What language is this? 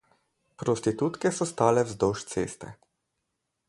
Slovenian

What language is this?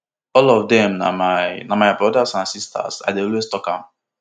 Nigerian Pidgin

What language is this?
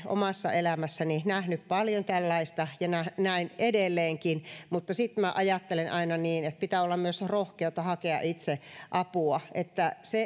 Finnish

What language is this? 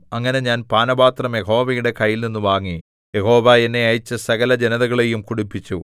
Malayalam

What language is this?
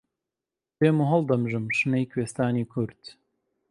Central Kurdish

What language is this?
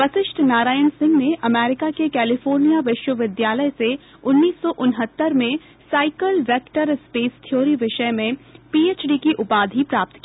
Hindi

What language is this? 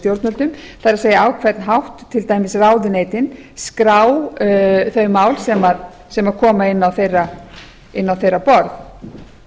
Icelandic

